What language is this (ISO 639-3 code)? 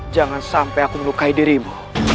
ind